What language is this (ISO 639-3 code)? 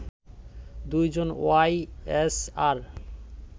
ben